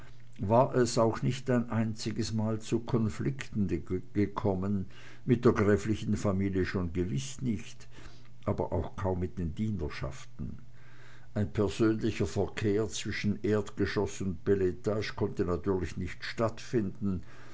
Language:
German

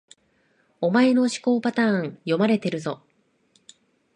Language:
Japanese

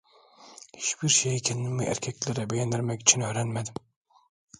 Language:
Turkish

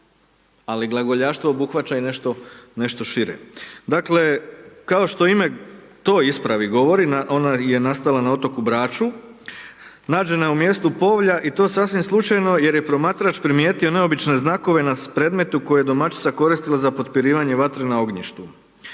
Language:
Croatian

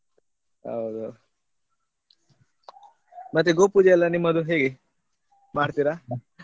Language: Kannada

